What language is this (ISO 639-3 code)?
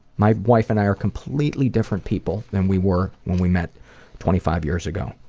eng